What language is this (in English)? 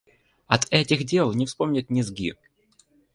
Russian